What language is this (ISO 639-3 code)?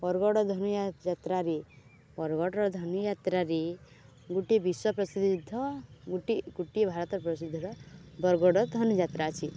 ori